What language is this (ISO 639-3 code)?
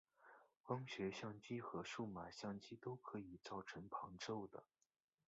zho